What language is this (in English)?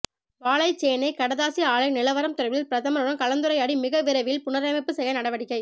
Tamil